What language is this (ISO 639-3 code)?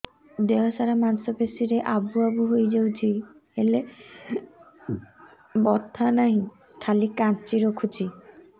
ori